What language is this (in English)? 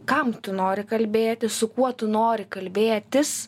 Lithuanian